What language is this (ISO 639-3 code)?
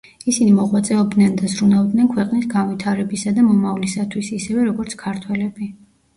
kat